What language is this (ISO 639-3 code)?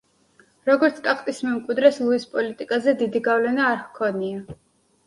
kat